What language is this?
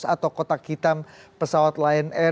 Indonesian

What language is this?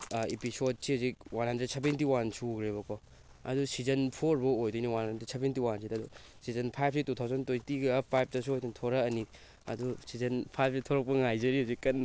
Manipuri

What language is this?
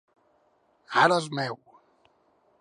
Catalan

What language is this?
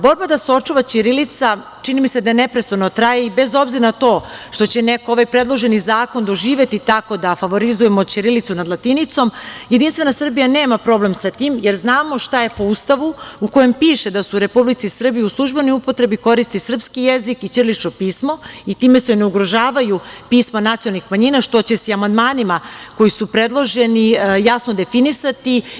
Serbian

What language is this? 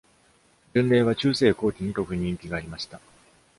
Japanese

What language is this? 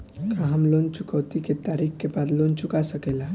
Bhojpuri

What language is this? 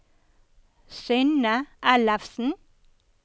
Norwegian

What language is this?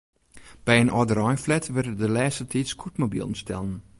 Western Frisian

